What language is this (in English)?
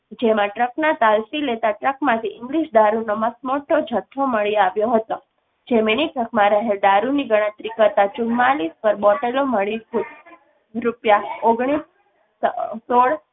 Gujarati